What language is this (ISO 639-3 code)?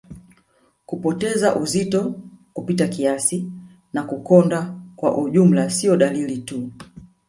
swa